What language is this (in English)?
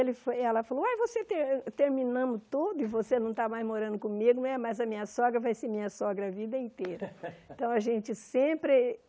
Portuguese